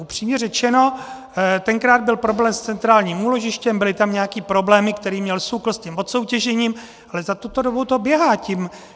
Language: Czech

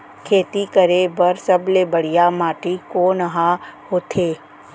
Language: Chhattisgarhi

